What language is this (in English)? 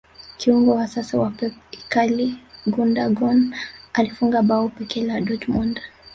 Swahili